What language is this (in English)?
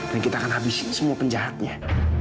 Indonesian